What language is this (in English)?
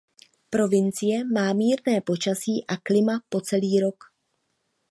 Czech